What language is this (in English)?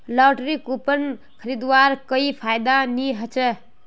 Magahi